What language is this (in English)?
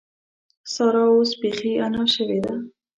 Pashto